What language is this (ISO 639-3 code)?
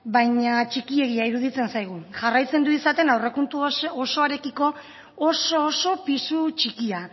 eus